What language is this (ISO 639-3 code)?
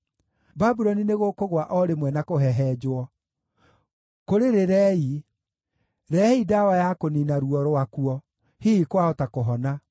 kik